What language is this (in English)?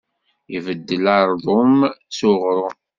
Kabyle